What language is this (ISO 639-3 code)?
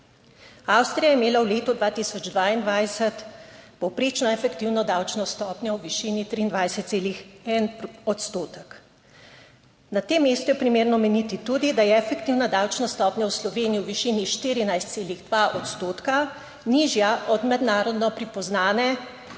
slv